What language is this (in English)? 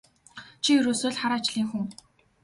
Mongolian